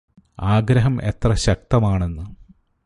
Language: Malayalam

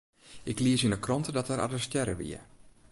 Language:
Western Frisian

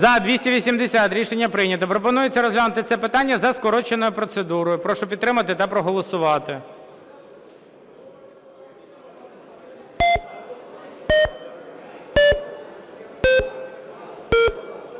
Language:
Ukrainian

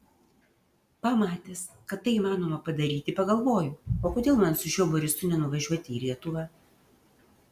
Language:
Lithuanian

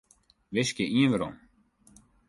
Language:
Western Frisian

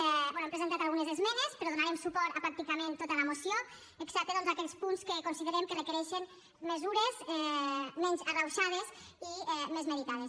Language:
Catalan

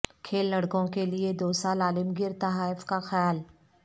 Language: Urdu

